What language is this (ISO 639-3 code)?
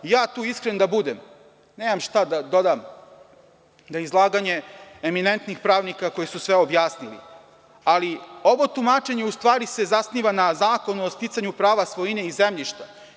srp